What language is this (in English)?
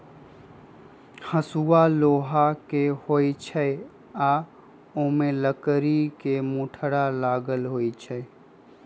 Magahi